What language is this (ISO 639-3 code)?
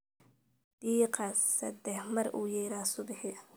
som